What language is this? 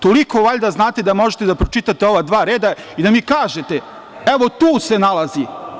Serbian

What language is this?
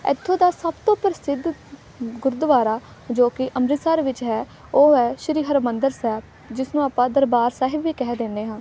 Punjabi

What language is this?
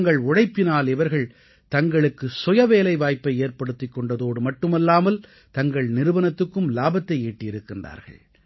Tamil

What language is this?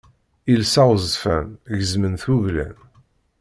Kabyle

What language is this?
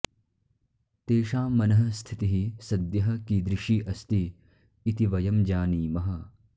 Sanskrit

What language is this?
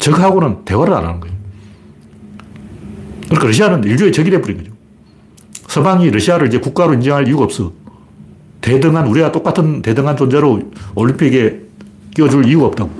Korean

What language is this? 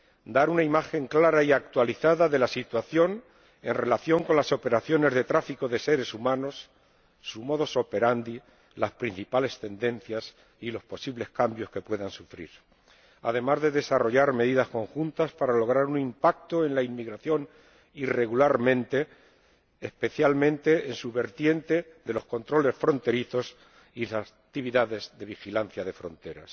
Spanish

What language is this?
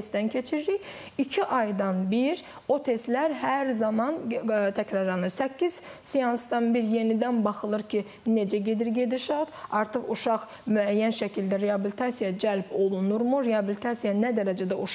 Turkish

